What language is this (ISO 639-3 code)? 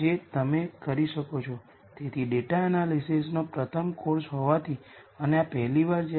guj